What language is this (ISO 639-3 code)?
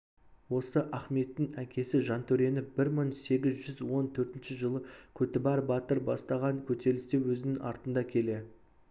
kaz